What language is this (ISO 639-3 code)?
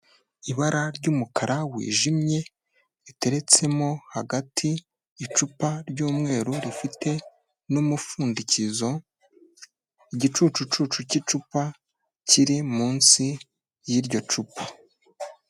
kin